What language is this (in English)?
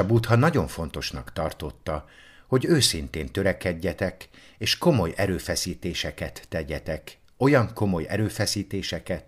Hungarian